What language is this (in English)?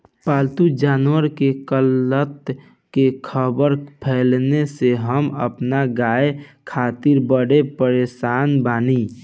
Bhojpuri